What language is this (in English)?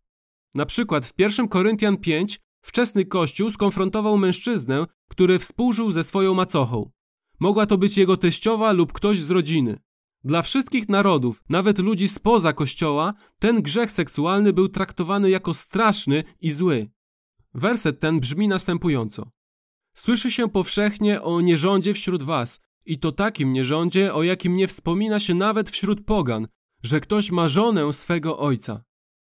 Polish